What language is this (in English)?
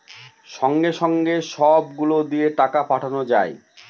Bangla